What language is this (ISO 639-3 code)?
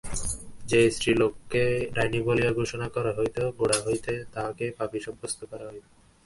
ben